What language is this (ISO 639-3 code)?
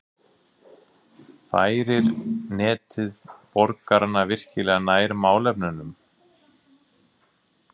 isl